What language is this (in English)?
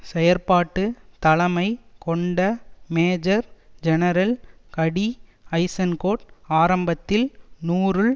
Tamil